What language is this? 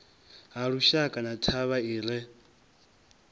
Venda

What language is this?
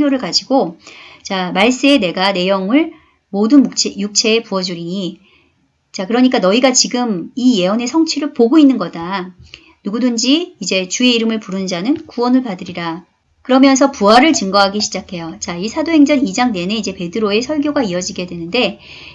Korean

